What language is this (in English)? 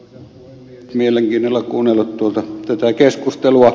Finnish